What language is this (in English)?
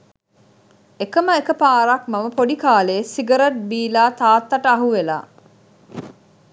Sinhala